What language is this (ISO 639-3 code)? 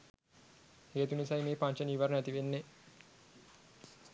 sin